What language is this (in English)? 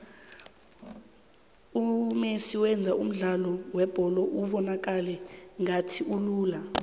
South Ndebele